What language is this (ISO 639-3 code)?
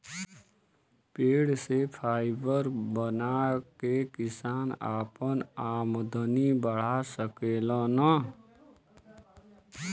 bho